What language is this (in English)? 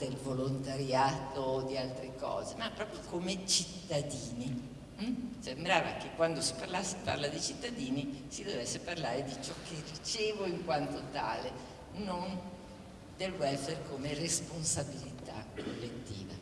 Italian